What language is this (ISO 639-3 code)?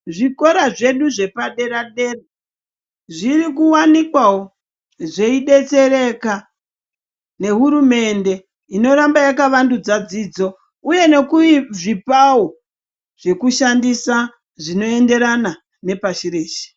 ndc